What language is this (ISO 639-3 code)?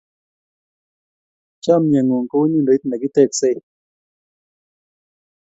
kln